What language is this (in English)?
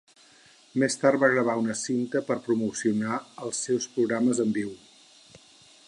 Catalan